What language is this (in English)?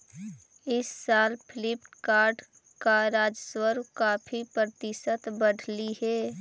Magahi